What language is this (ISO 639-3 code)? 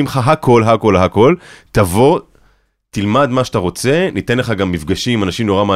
heb